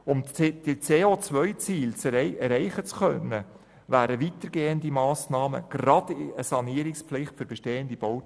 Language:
Swiss German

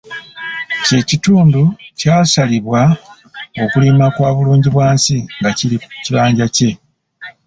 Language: Ganda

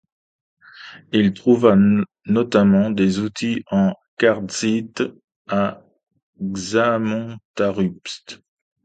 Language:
French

